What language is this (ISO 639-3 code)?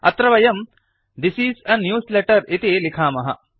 san